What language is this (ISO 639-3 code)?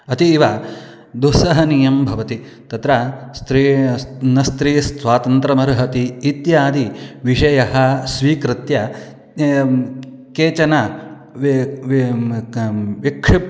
san